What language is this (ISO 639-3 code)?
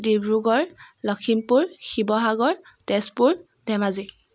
asm